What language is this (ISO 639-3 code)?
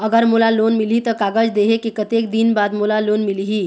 hne